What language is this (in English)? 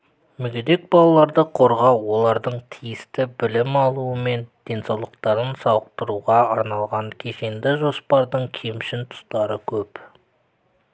Kazakh